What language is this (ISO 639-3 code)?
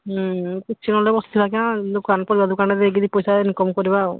ori